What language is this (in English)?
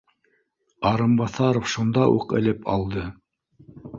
Bashkir